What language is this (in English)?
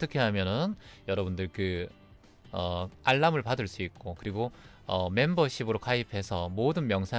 Korean